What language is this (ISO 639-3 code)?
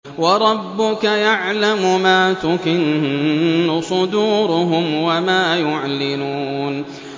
ara